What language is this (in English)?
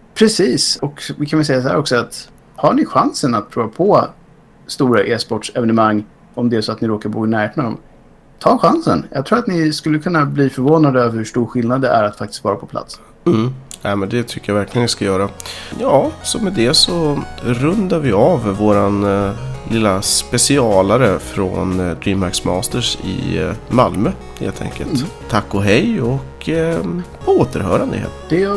Swedish